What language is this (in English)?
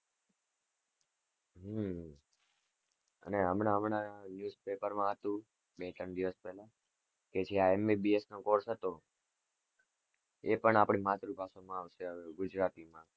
Gujarati